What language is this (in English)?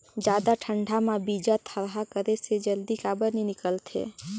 Chhattisgarhi